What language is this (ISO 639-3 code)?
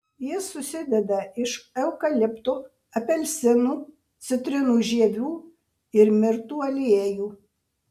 lit